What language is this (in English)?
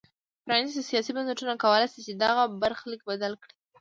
Pashto